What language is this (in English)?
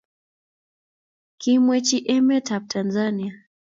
Kalenjin